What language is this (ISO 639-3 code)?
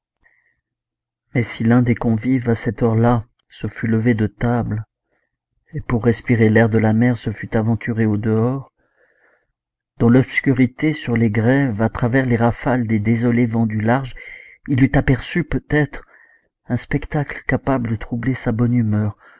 fra